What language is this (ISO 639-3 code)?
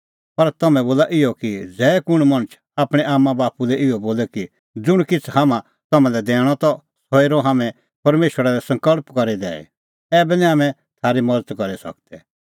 kfx